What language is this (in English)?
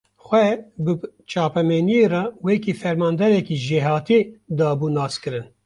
Kurdish